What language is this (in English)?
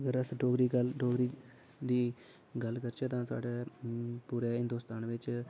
Dogri